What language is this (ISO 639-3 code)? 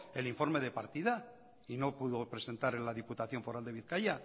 spa